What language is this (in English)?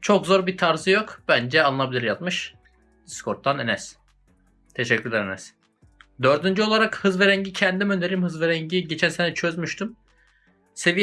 Turkish